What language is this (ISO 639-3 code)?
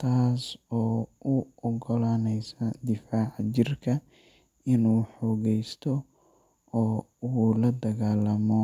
som